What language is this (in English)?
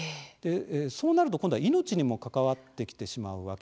Japanese